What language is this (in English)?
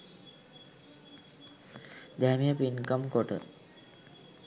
Sinhala